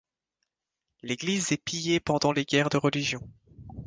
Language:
French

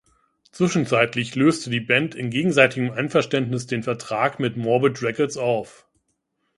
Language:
German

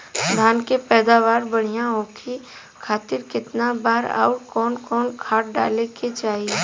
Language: Bhojpuri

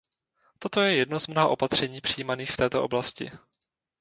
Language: Czech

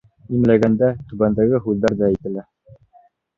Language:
Bashkir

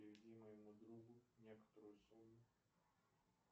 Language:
Russian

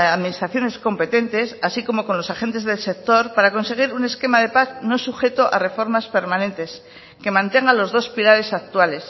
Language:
Spanish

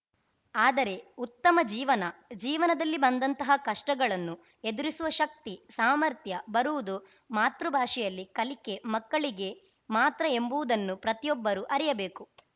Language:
Kannada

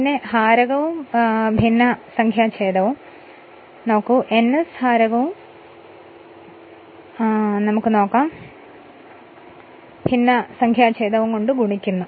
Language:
Malayalam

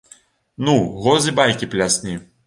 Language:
Belarusian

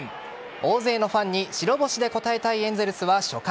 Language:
Japanese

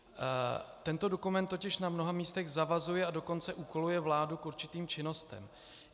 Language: Czech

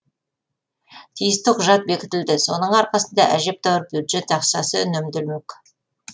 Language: Kazakh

